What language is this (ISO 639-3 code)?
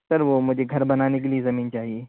urd